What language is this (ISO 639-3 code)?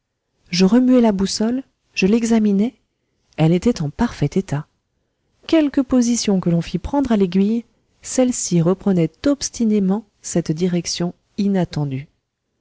fra